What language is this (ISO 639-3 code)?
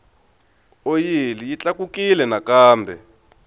tso